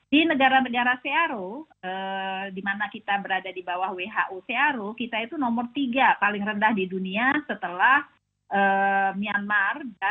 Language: Indonesian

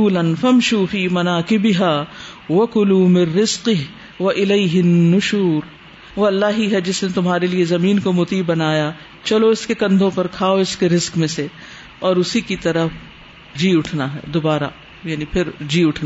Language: Urdu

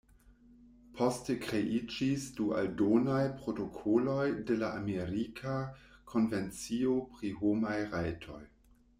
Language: Esperanto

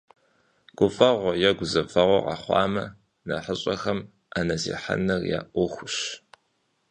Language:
Kabardian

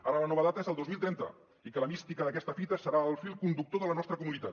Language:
Catalan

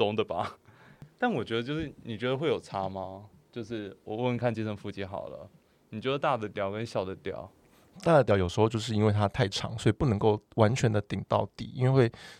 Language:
Chinese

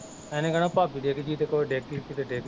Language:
Punjabi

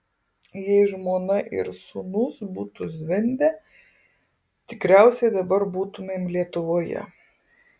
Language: Lithuanian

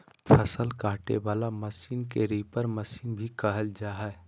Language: Magahi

